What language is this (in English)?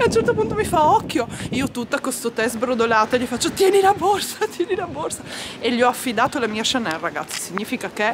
Italian